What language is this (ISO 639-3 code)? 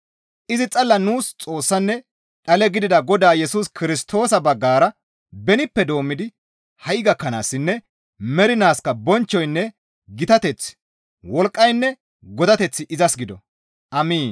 gmv